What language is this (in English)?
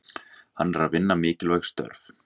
Icelandic